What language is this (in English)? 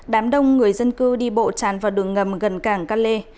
Vietnamese